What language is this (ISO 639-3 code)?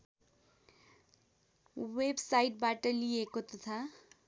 nep